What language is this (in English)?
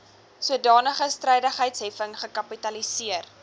Afrikaans